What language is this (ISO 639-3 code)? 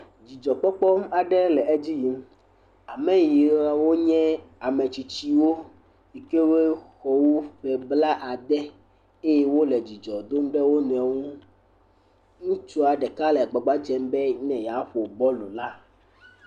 ewe